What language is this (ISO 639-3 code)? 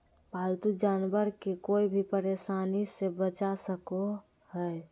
mag